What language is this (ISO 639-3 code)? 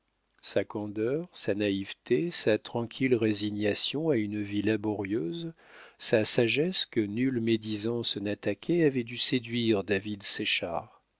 fra